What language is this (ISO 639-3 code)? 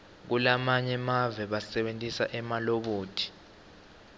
ssw